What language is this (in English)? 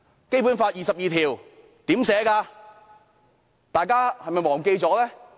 Cantonese